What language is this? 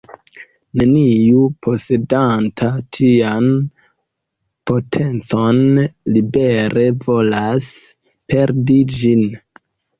Esperanto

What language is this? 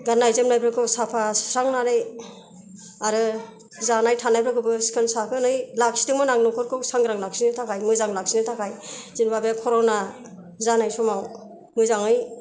Bodo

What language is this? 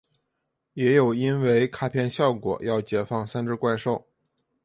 Chinese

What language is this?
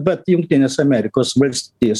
Lithuanian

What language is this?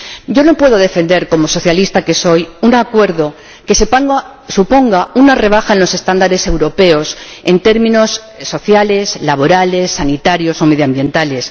Spanish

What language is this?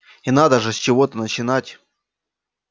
Russian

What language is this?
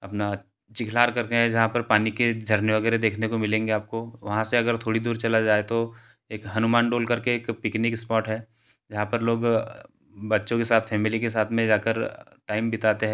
Hindi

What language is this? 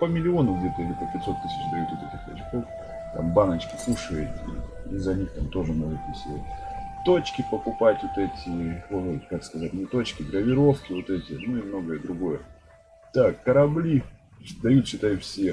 Russian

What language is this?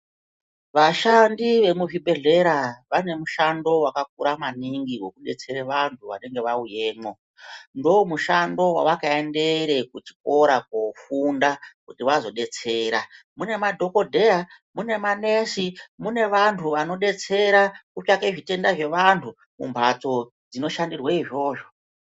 Ndau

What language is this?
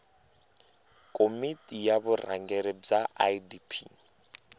Tsonga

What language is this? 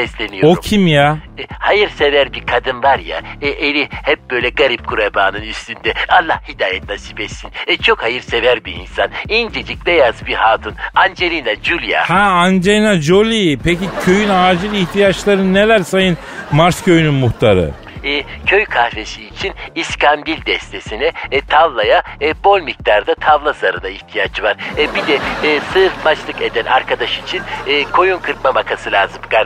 Turkish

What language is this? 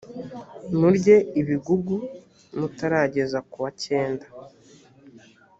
Kinyarwanda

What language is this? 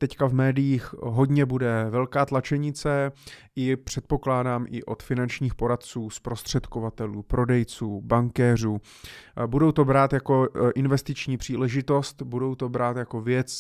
Czech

